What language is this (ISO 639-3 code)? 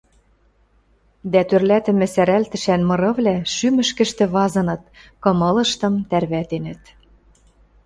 mrj